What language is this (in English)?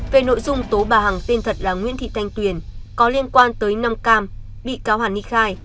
Vietnamese